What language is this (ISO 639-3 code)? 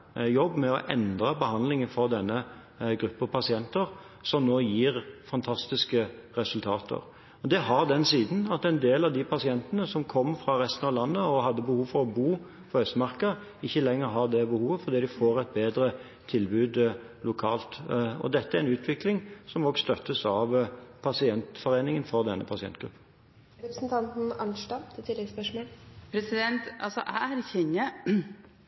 nob